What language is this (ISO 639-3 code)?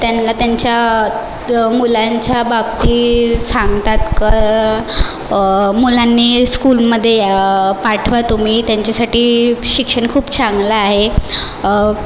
mar